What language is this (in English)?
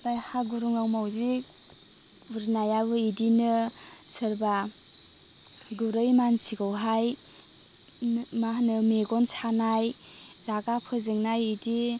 Bodo